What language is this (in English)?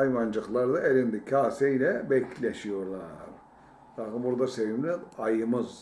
Turkish